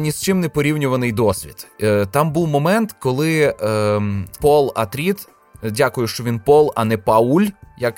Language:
Ukrainian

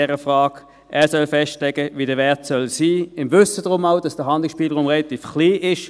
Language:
Swiss German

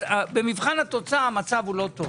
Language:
Hebrew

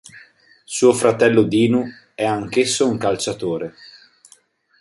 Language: Italian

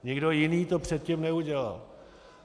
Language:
Czech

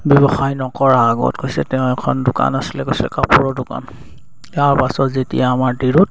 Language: Assamese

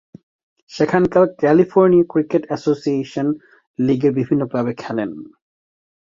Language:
Bangla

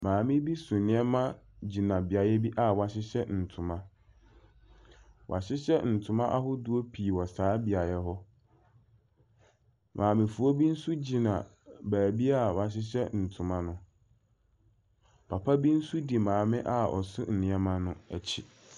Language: Akan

